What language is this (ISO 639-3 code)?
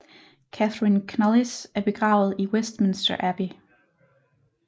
dan